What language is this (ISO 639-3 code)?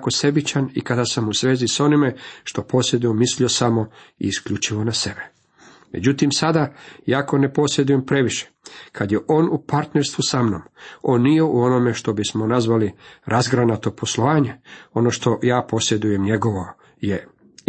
hrv